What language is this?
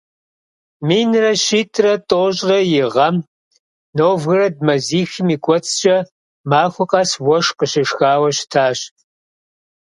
Kabardian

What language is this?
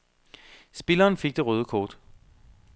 Danish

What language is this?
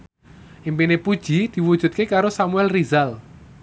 Javanese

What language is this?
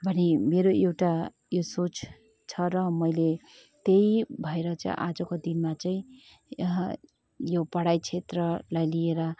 Nepali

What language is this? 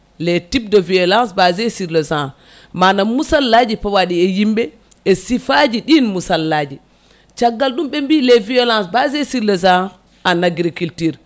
Fula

